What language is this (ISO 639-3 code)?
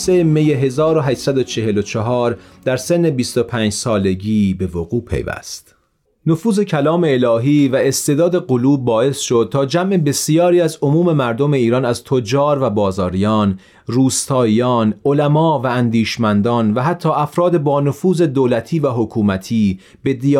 fas